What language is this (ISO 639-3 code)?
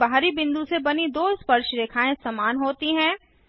hin